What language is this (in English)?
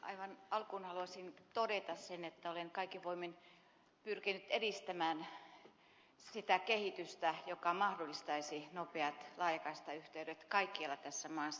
Finnish